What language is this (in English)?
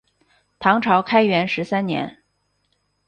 Chinese